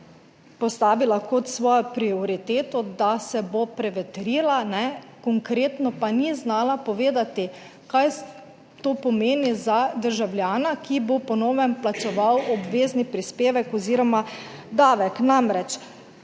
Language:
Slovenian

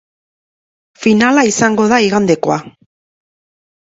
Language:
Basque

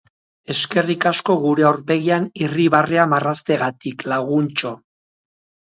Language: Basque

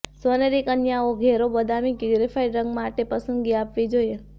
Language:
Gujarati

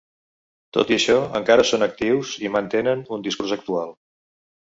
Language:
Catalan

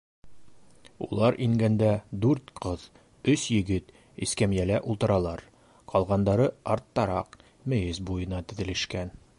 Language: Bashkir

